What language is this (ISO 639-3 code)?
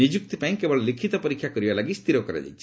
ori